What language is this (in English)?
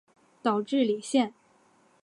Chinese